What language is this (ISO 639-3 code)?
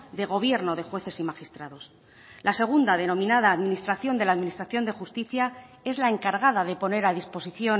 spa